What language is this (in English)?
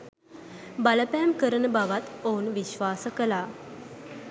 Sinhala